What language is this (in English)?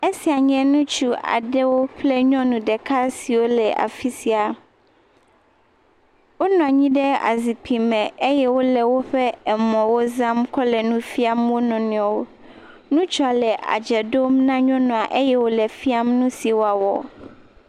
Ewe